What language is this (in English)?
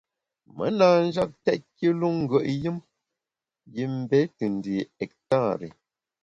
Bamun